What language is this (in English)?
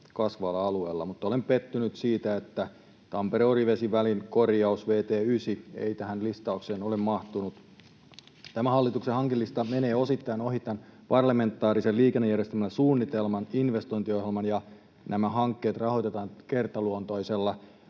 Finnish